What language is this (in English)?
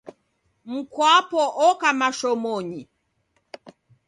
Taita